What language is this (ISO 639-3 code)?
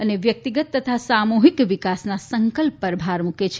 guj